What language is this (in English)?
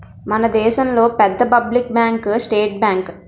Telugu